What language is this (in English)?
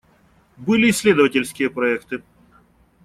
Russian